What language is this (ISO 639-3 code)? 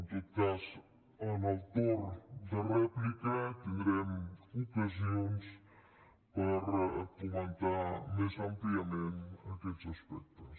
cat